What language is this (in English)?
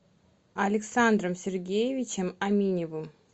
Russian